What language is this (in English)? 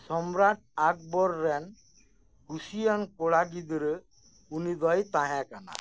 Santali